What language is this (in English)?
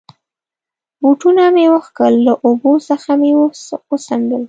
Pashto